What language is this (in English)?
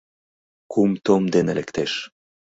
Mari